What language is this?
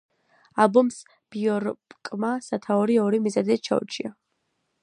Georgian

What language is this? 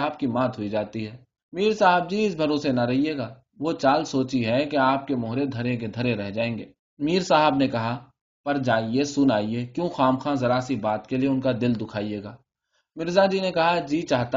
Urdu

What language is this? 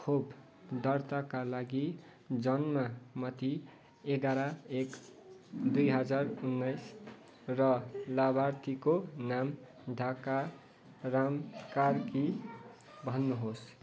Nepali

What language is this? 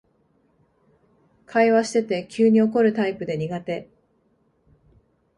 Japanese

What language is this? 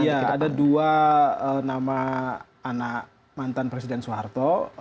Indonesian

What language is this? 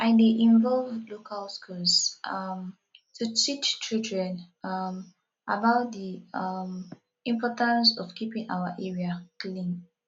Nigerian Pidgin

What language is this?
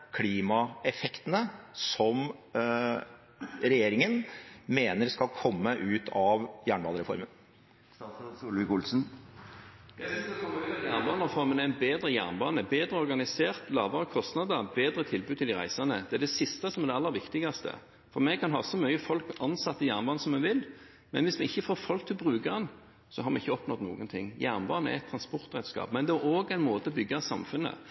Norwegian Bokmål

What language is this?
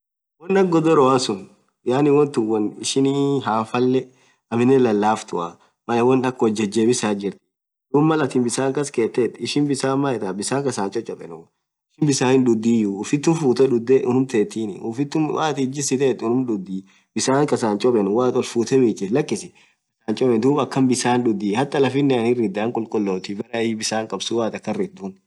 Orma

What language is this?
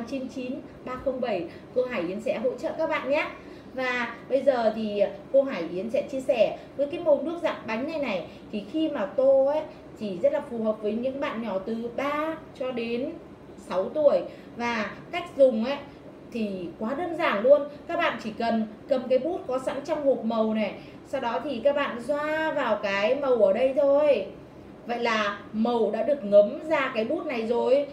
Vietnamese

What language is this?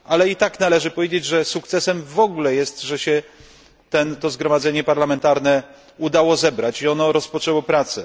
Polish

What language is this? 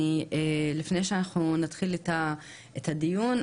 Hebrew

